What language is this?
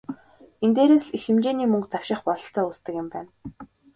Mongolian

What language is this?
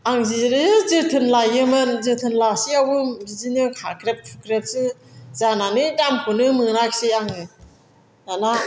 Bodo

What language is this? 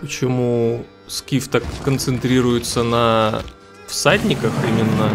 Russian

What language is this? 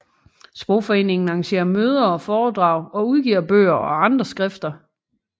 Danish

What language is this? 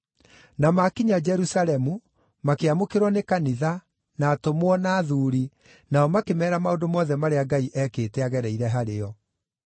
Kikuyu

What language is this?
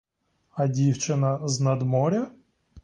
Ukrainian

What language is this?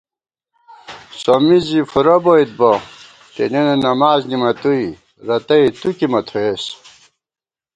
Gawar-Bati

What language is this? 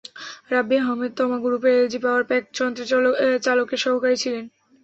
Bangla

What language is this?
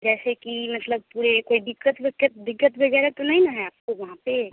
Hindi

